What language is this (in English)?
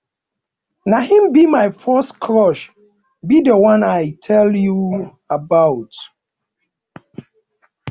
Nigerian Pidgin